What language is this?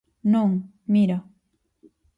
Galician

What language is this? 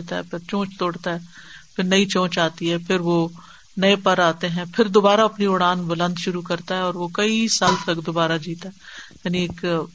Urdu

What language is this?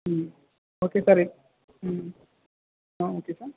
Telugu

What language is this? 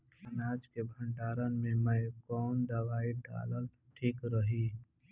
Bhojpuri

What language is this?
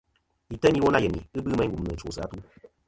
Kom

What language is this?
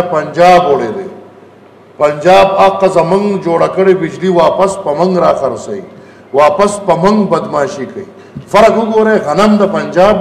Arabic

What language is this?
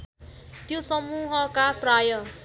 Nepali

